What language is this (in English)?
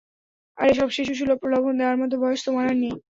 Bangla